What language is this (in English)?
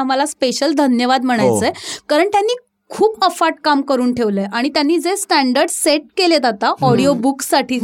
Marathi